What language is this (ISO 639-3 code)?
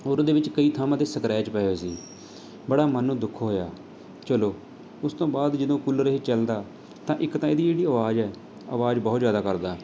pan